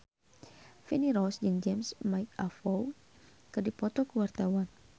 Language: Sundanese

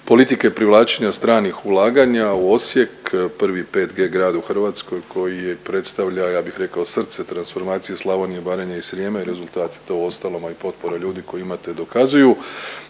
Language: Croatian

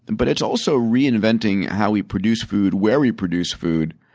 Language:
English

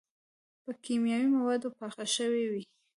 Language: Pashto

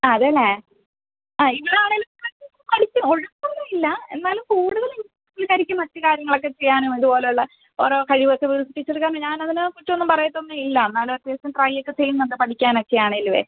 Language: Malayalam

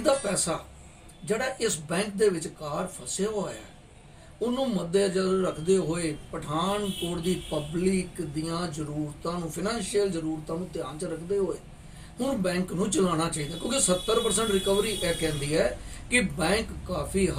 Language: Hindi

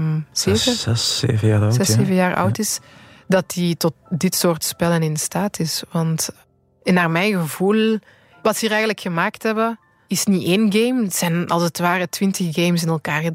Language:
Dutch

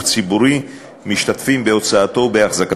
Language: Hebrew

